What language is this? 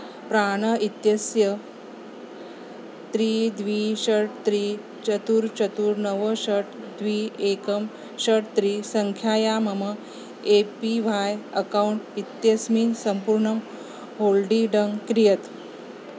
Sanskrit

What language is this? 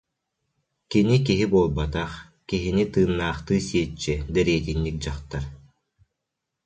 Yakut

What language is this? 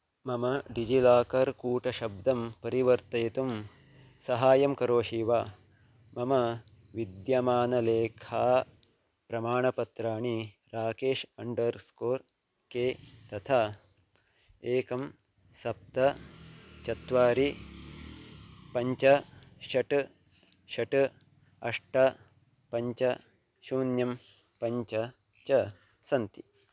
Sanskrit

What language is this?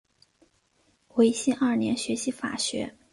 Chinese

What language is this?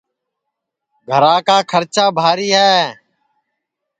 Sansi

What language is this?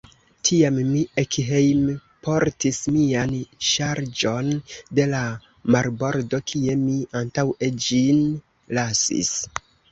Esperanto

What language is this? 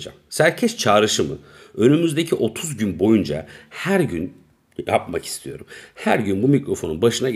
Turkish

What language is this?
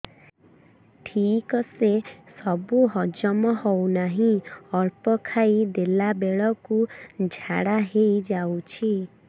Odia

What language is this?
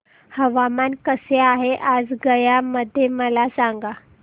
Marathi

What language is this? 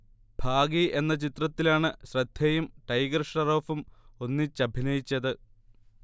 Malayalam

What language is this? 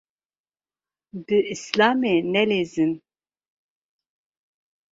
Kurdish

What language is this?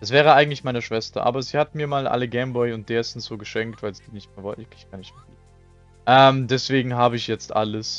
German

